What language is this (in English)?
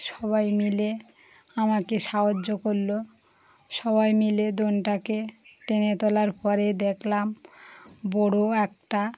Bangla